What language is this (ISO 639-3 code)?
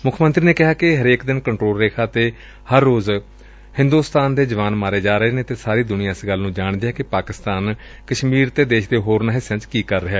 pan